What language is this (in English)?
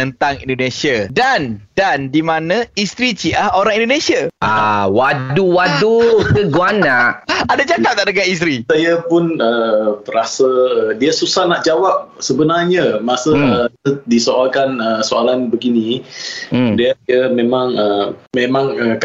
Malay